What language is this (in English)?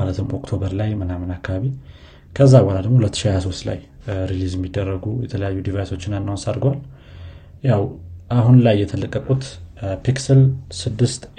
Amharic